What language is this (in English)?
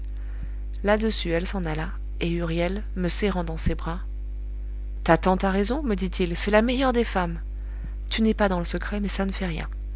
French